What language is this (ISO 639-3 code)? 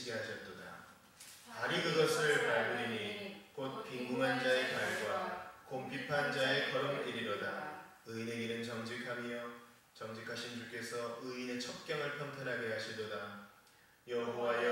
kor